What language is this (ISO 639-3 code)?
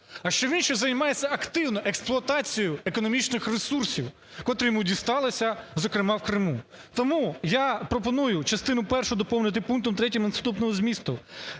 ukr